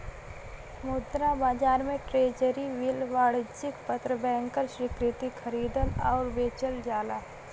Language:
Bhojpuri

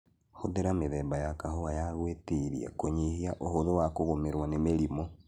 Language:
Kikuyu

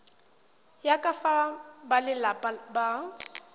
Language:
Tswana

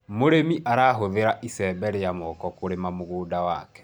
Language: Kikuyu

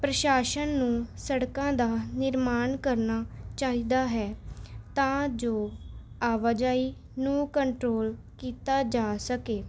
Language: Punjabi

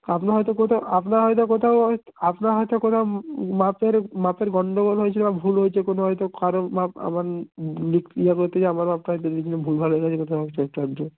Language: Bangla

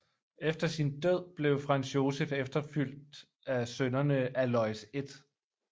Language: Danish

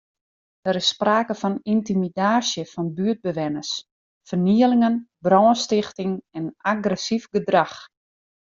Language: Western Frisian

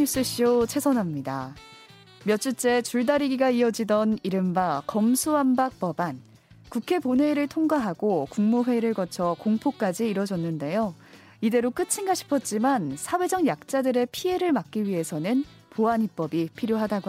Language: Korean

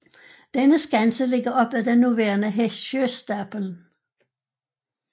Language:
Danish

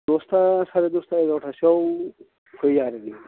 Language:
Bodo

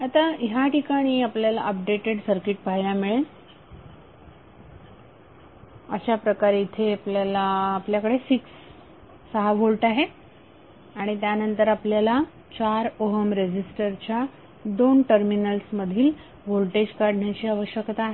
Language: Marathi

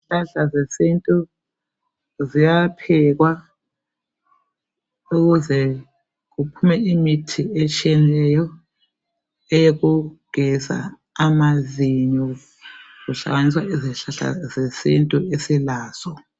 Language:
North Ndebele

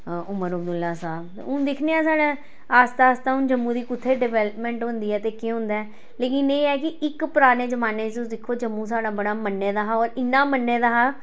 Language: Dogri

